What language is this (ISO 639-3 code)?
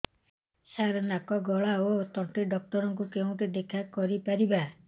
ori